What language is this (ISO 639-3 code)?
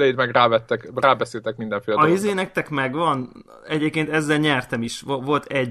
hun